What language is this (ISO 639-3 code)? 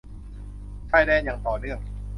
tha